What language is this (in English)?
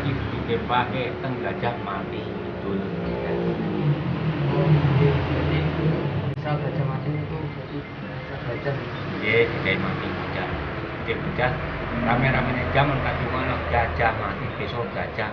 Indonesian